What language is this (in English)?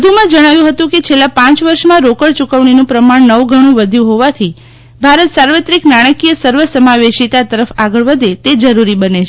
Gujarati